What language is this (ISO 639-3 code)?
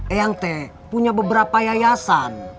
ind